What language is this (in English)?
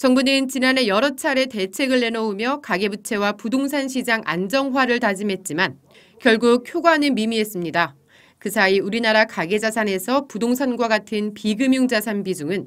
Korean